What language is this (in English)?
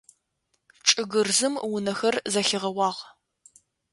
Adyghe